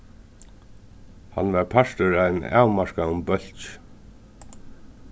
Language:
Faroese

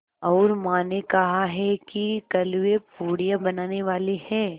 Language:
Hindi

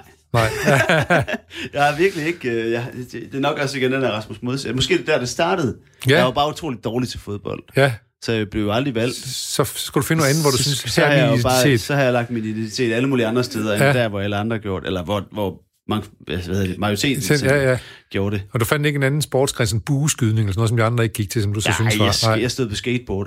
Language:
Danish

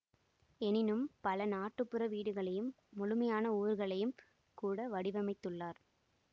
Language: Tamil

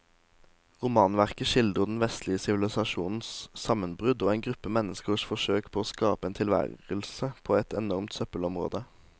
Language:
Norwegian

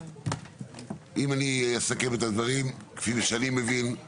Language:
Hebrew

